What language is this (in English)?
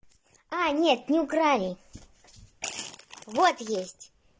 Russian